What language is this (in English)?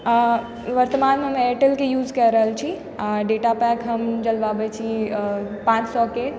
Maithili